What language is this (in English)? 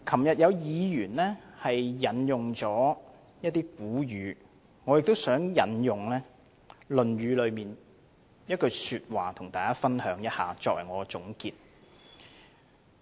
Cantonese